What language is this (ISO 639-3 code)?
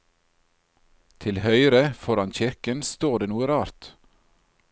nor